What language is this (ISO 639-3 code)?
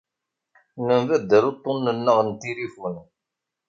kab